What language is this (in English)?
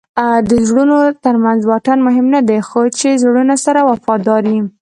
Pashto